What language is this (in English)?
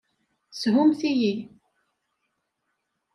Kabyle